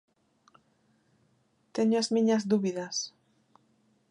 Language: Galician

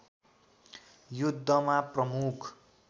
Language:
Nepali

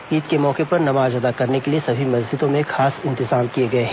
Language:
Hindi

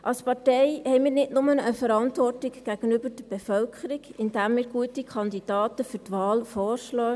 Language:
Swiss German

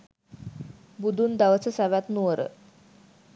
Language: Sinhala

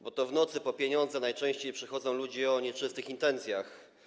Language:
Polish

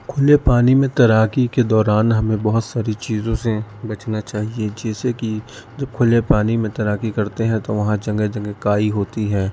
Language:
Urdu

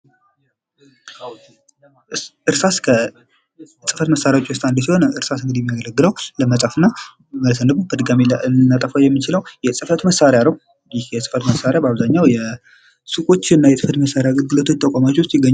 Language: Amharic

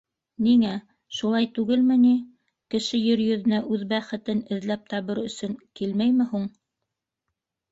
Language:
Bashkir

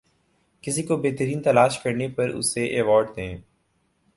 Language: Urdu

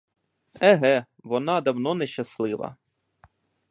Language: Ukrainian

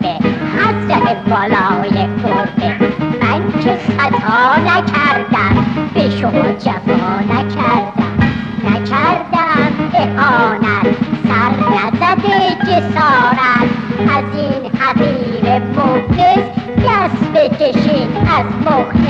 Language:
Persian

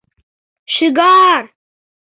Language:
Mari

